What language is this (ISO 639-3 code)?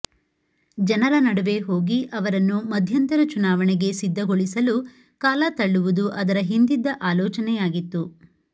kan